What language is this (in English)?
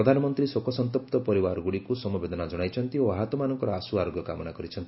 Odia